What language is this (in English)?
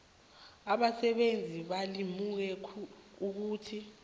South Ndebele